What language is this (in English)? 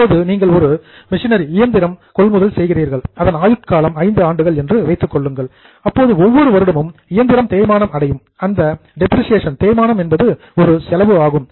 Tamil